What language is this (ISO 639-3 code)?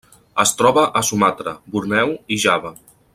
cat